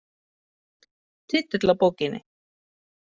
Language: Icelandic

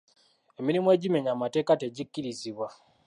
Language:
Ganda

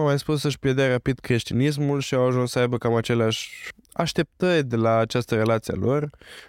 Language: Romanian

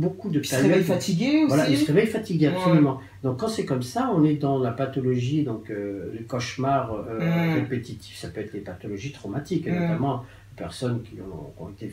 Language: French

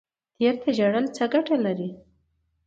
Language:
Pashto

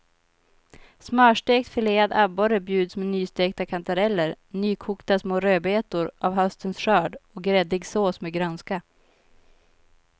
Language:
Swedish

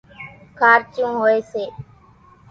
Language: Kachi Koli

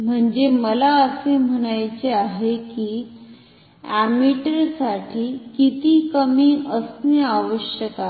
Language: Marathi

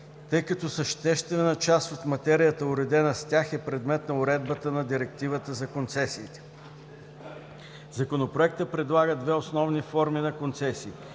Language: Bulgarian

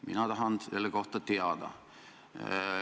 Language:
Estonian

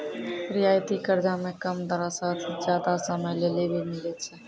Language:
Maithili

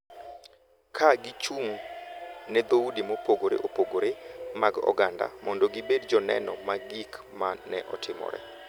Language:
Luo (Kenya and Tanzania)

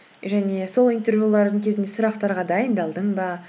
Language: Kazakh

